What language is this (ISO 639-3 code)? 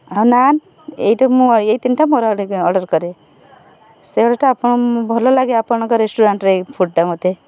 ori